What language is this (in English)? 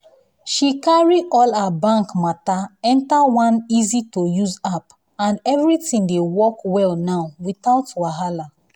Nigerian Pidgin